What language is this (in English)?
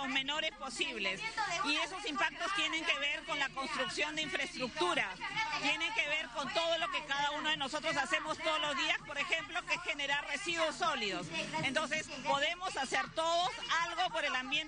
Spanish